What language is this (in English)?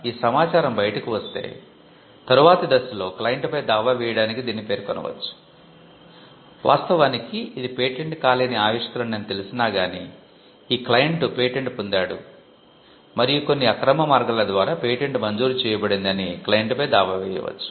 Telugu